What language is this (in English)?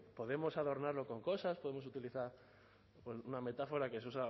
Spanish